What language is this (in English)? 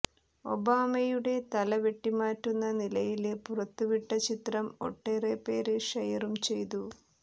Malayalam